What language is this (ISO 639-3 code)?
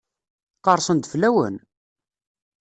kab